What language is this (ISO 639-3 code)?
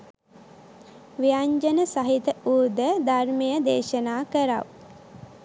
sin